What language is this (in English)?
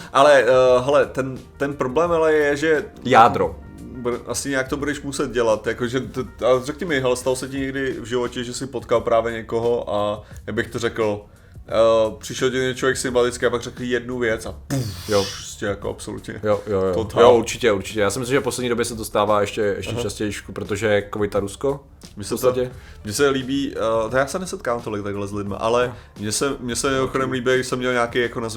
Czech